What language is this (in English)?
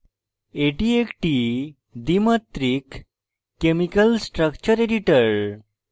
Bangla